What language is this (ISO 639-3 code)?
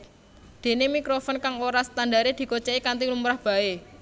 jav